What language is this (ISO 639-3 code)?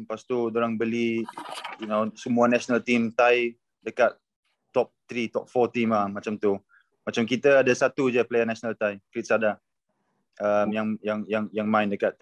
msa